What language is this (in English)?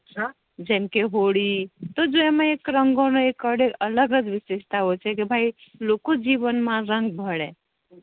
Gujarati